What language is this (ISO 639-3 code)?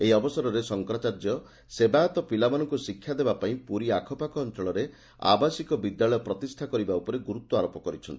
ori